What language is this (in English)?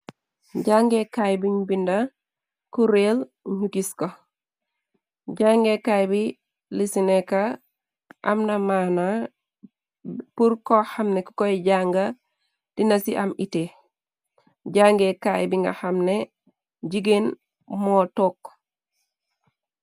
Wolof